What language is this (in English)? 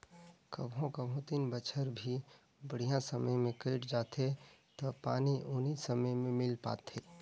Chhattisgarhi